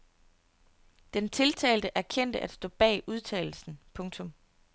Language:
Danish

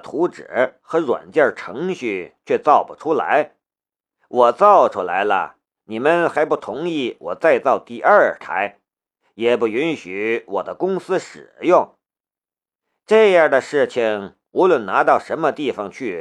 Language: Chinese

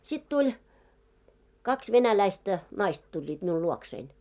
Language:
Finnish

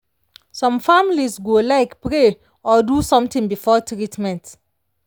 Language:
Nigerian Pidgin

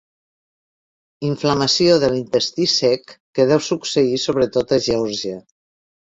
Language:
Catalan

